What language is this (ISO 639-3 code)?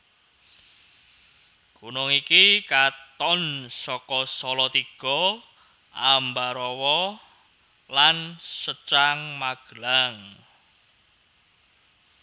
jav